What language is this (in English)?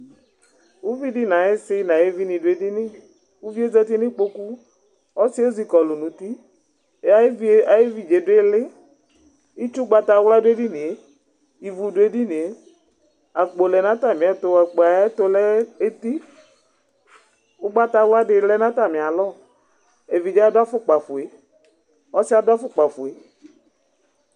Ikposo